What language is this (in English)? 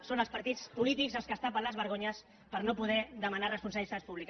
Catalan